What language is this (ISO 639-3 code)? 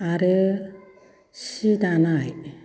brx